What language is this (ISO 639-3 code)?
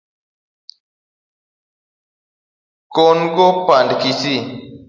luo